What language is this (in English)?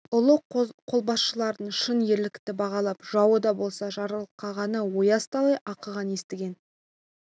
Kazakh